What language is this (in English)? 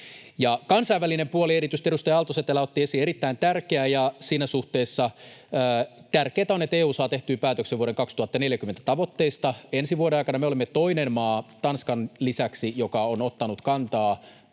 Finnish